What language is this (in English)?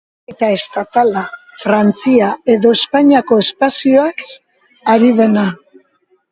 Basque